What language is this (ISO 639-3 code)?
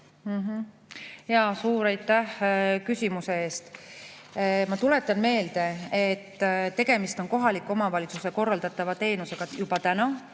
est